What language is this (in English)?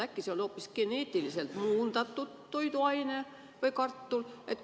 Estonian